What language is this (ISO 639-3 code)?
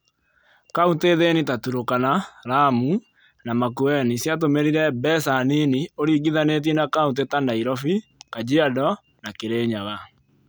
kik